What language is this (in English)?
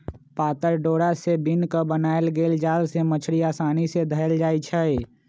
Magahi